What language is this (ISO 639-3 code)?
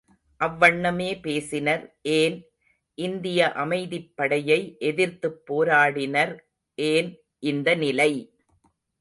tam